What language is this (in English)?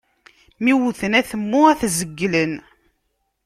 Kabyle